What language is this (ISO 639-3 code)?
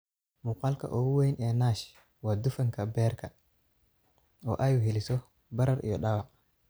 som